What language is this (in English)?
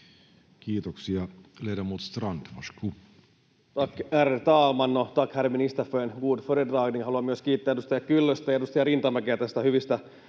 Finnish